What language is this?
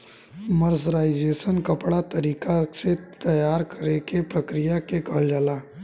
Bhojpuri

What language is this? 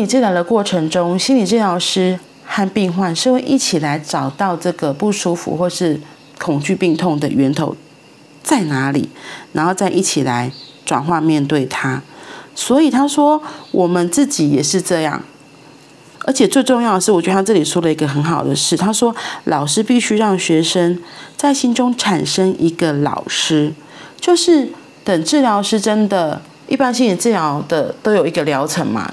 Chinese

